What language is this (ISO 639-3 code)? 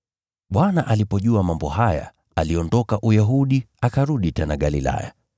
swa